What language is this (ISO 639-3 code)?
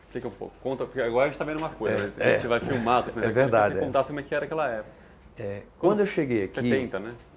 por